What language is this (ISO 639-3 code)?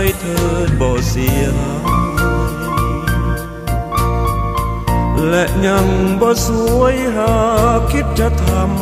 tha